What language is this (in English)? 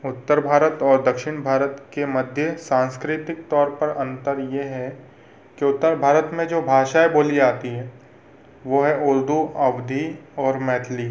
Hindi